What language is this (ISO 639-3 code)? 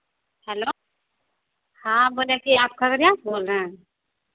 hin